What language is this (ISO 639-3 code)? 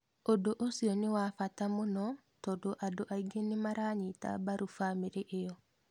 kik